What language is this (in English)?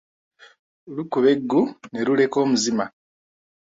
Ganda